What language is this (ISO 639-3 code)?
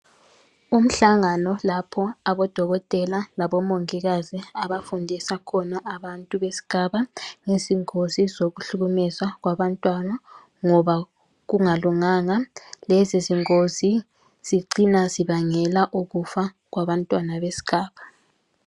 nde